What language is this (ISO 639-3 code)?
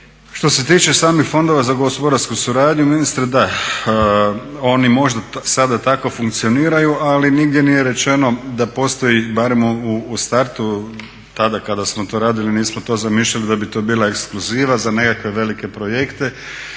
hrv